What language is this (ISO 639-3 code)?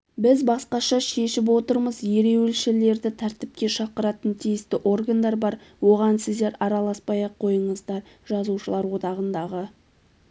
kaz